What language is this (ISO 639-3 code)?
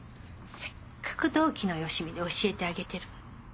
jpn